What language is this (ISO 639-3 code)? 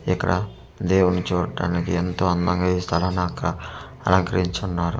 tel